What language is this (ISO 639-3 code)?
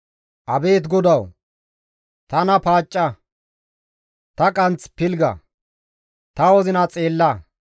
gmv